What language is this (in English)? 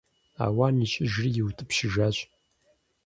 Kabardian